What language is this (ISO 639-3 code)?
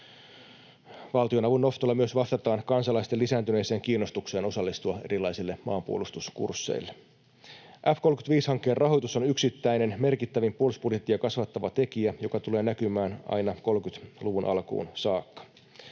fin